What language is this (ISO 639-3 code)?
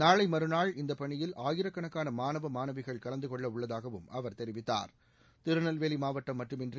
tam